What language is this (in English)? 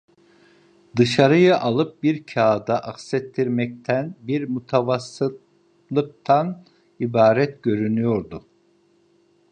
Turkish